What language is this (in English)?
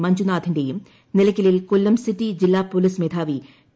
Malayalam